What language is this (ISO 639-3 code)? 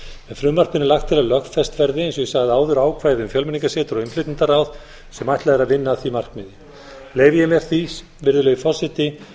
isl